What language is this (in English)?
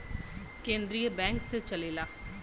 Bhojpuri